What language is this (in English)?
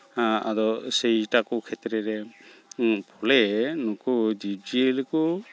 Santali